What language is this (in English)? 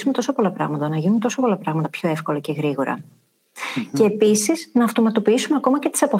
Greek